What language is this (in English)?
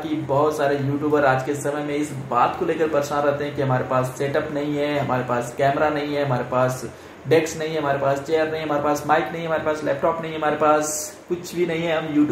Hindi